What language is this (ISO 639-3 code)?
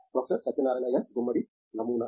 tel